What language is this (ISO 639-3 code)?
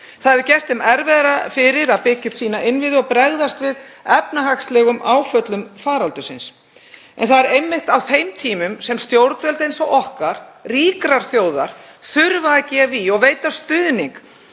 isl